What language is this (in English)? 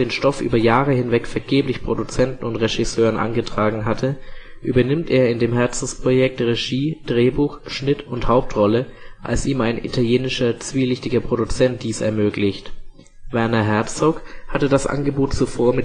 German